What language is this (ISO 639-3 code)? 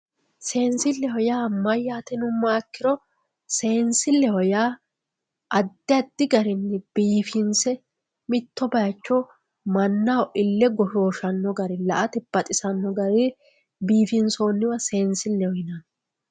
sid